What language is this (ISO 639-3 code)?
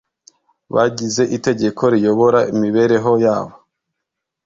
kin